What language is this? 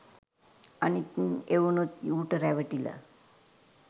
Sinhala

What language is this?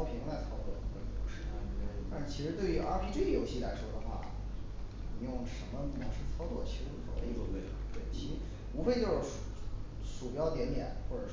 Chinese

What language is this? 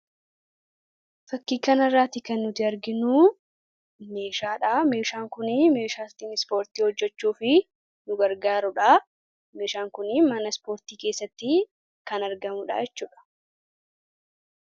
Oromo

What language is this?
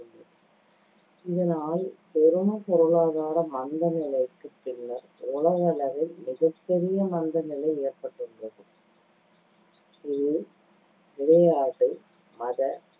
Tamil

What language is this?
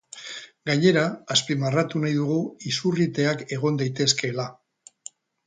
Basque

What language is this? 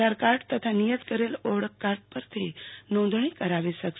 Gujarati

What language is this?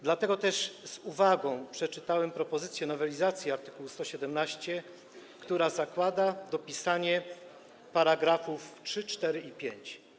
Polish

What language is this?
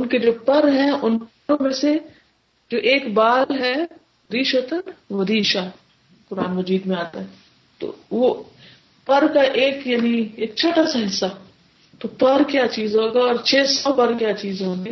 Urdu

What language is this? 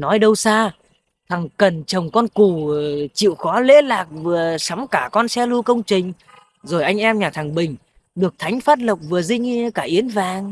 Vietnamese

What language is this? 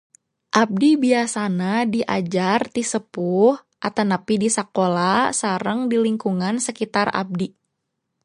Sundanese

